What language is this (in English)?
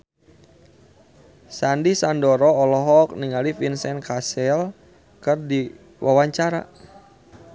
Sundanese